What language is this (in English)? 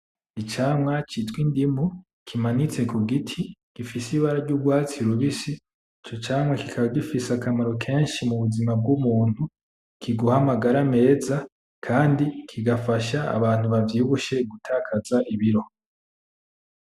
Rundi